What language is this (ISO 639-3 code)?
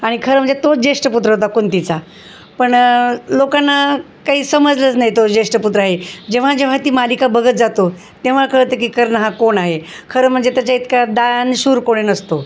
mar